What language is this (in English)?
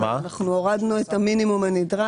Hebrew